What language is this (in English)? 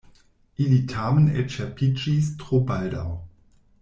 Esperanto